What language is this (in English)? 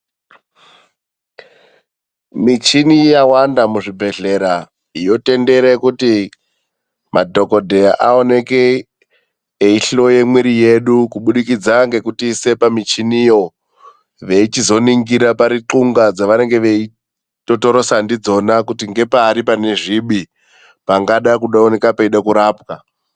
Ndau